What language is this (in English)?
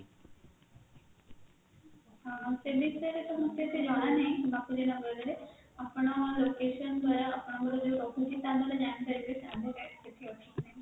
Odia